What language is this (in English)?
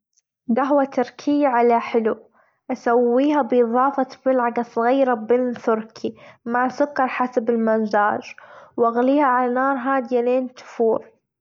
Gulf Arabic